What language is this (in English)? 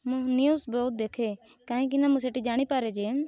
Odia